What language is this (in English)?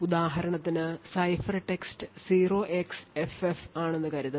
Malayalam